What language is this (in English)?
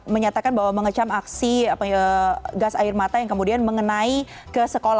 Indonesian